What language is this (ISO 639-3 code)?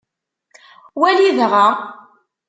kab